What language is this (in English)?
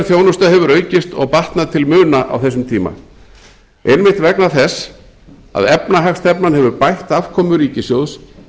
Icelandic